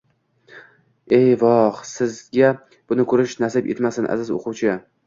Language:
Uzbek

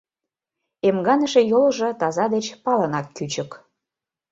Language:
Mari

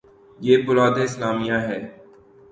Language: Urdu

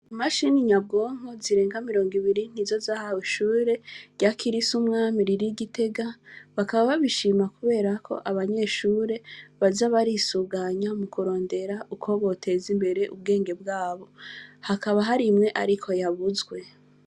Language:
Rundi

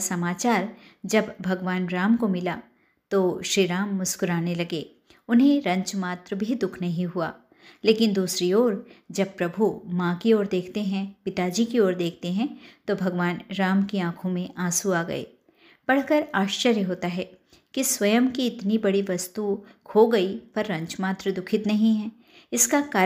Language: Hindi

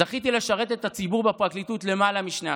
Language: Hebrew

